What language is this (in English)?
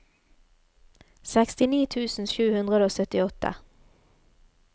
Norwegian